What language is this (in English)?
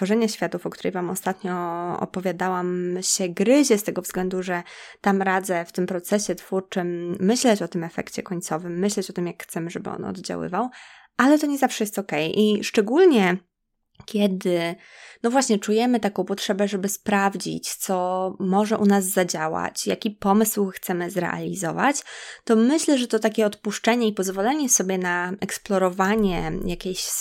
Polish